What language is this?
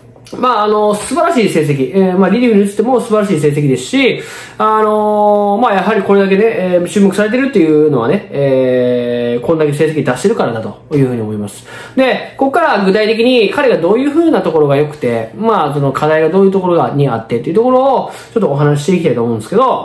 Japanese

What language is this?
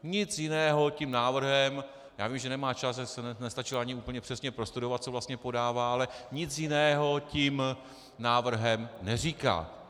Czech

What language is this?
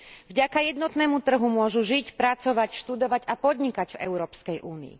Slovak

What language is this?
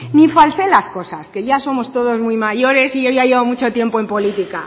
Spanish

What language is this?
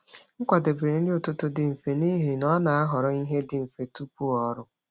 Igbo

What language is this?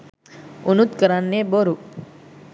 Sinhala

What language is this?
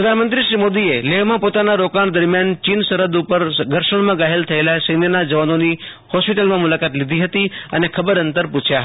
Gujarati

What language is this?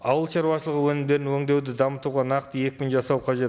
Kazakh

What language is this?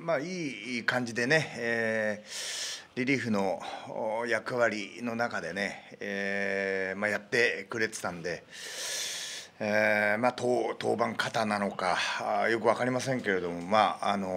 Japanese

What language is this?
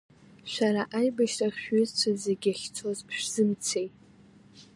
Abkhazian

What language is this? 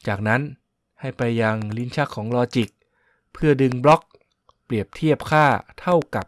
Thai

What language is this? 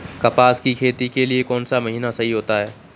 Hindi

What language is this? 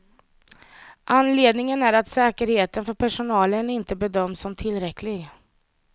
Swedish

